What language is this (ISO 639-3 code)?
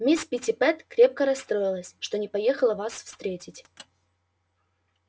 rus